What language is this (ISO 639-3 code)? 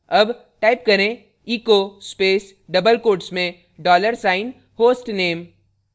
hin